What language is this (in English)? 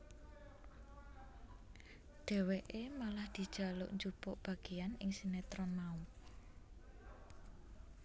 Javanese